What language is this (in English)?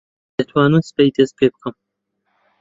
Central Kurdish